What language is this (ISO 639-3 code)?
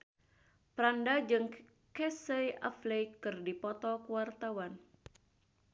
sun